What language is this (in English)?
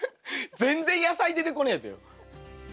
Japanese